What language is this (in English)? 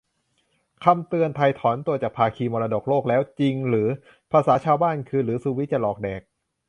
Thai